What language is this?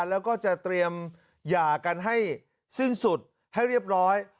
Thai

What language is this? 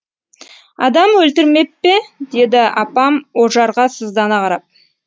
Kazakh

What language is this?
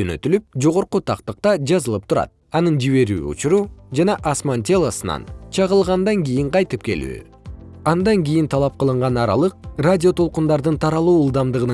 Kyrgyz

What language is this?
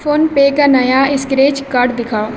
Urdu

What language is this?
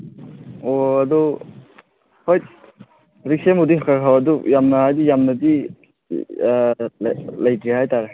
Manipuri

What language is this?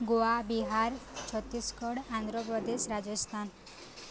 Odia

